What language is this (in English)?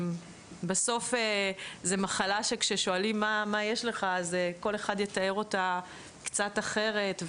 Hebrew